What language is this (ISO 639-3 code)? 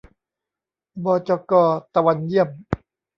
tha